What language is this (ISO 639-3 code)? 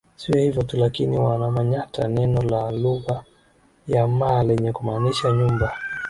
swa